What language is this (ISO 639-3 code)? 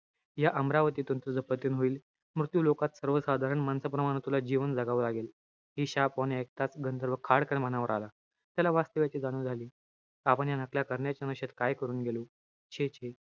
mar